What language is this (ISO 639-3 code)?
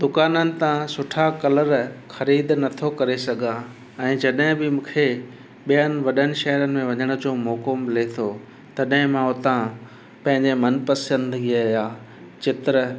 snd